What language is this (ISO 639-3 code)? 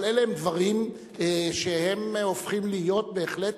heb